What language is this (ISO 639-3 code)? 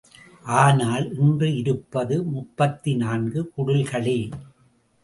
tam